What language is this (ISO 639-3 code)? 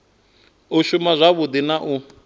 ven